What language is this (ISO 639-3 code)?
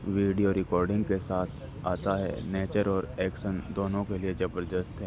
urd